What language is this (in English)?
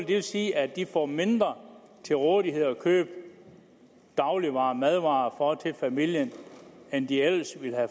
Danish